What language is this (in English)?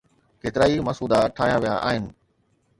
Sindhi